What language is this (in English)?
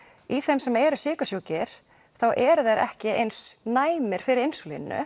Icelandic